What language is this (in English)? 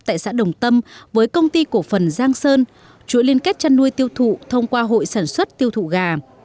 Vietnamese